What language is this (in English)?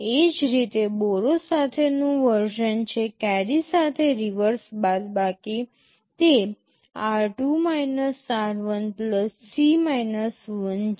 Gujarati